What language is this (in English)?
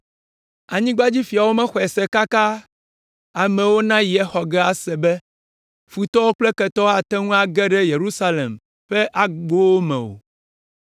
Ewe